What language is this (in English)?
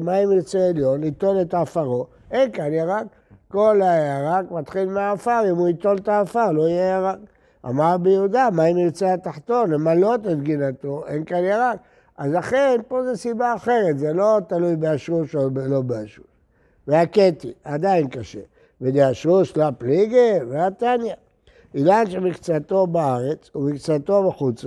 Hebrew